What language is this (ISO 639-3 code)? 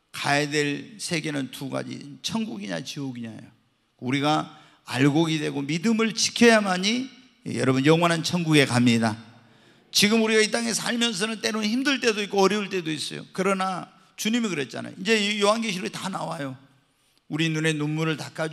kor